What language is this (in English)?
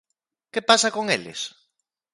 Galician